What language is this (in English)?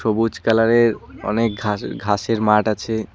Bangla